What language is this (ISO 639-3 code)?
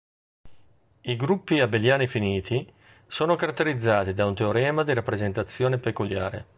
ita